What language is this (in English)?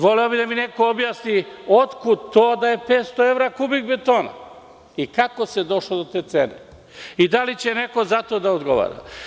Serbian